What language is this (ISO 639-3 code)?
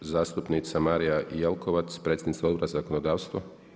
hrv